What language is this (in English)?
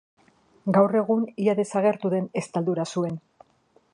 Basque